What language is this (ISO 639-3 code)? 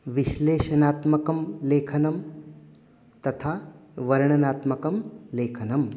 san